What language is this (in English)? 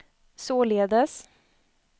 Swedish